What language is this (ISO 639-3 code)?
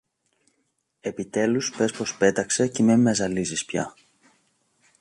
ell